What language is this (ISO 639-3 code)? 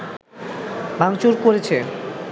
ben